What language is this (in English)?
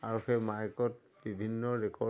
Assamese